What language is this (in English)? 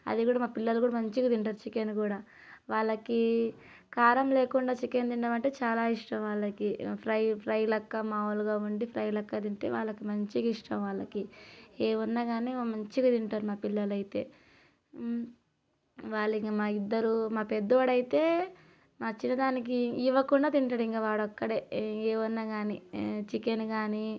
Telugu